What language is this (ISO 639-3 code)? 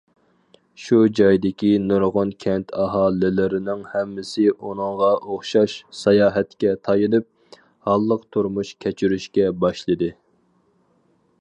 uig